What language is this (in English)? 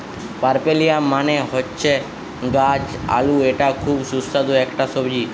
Bangla